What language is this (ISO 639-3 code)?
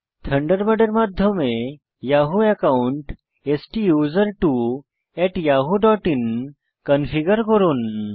ben